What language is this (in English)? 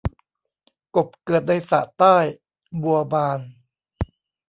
Thai